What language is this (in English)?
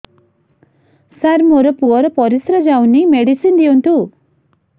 Odia